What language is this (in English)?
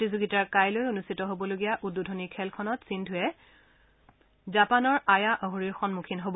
Assamese